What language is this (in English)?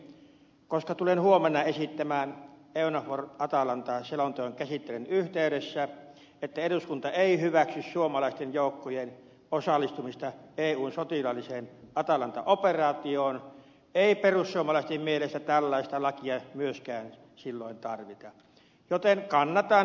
Finnish